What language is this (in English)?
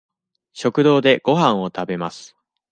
Japanese